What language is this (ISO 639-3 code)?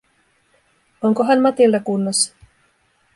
fin